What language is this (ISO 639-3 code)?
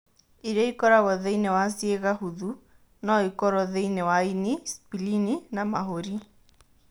kik